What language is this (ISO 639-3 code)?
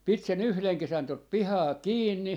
fin